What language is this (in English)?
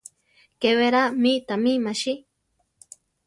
Central Tarahumara